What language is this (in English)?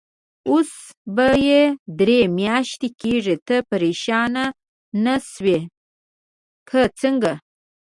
Pashto